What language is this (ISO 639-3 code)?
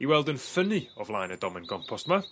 cym